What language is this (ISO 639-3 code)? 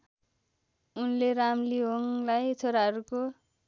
nep